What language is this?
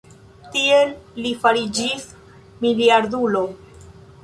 Esperanto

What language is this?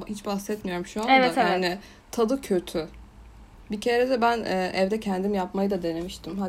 Turkish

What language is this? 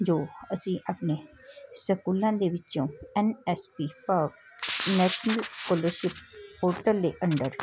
Punjabi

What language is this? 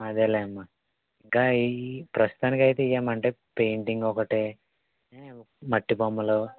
Telugu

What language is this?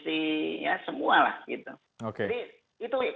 Indonesian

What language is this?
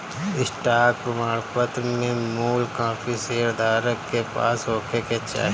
Bhojpuri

